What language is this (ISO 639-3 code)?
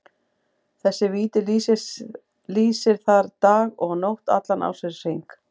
isl